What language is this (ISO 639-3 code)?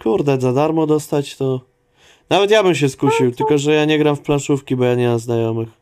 pol